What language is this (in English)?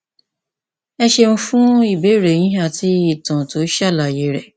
Yoruba